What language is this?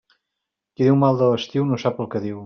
Catalan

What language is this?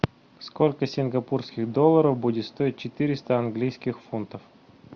Russian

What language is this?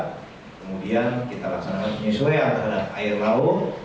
Indonesian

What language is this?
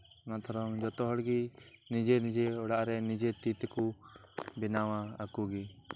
Santali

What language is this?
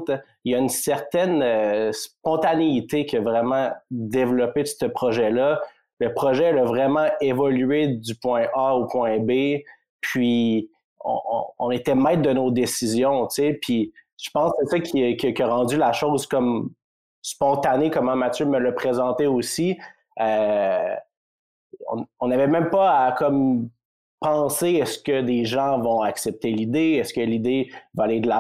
French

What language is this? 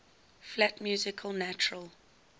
English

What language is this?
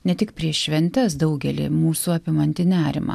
Lithuanian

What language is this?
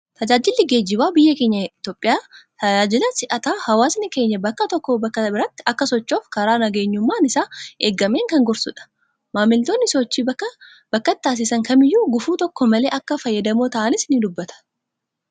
Oromo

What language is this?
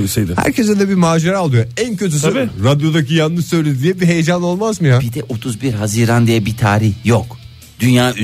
Turkish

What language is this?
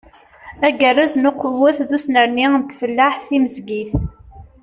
Kabyle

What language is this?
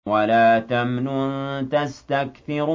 Arabic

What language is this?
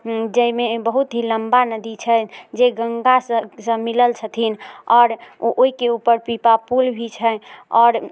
Maithili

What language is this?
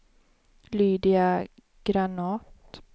Swedish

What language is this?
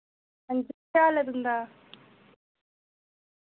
Dogri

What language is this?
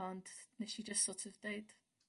Welsh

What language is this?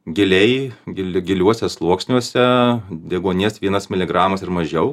Lithuanian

